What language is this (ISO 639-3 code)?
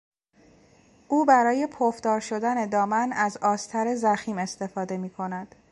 fas